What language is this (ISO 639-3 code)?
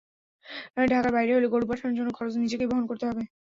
ben